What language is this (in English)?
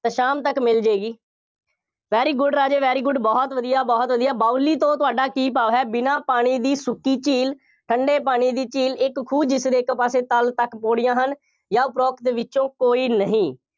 Punjabi